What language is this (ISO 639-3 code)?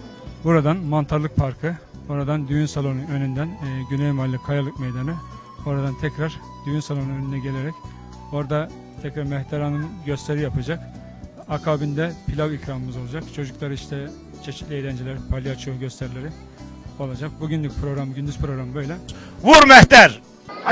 tur